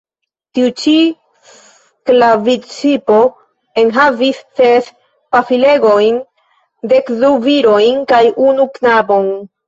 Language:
Esperanto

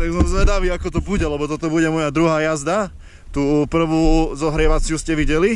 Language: Slovak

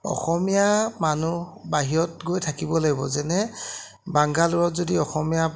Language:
Assamese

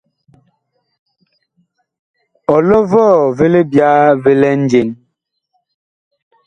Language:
Bakoko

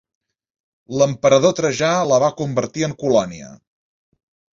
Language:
Catalan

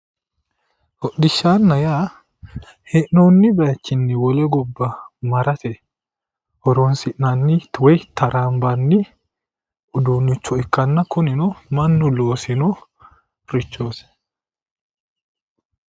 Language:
Sidamo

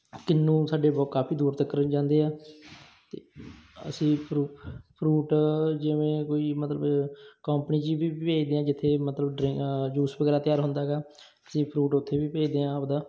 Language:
Punjabi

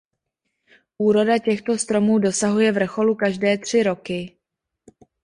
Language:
Czech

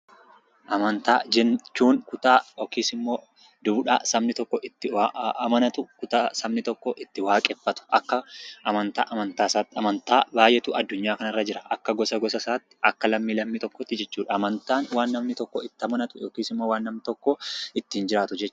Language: Oromo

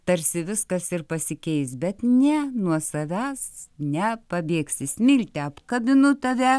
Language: Lithuanian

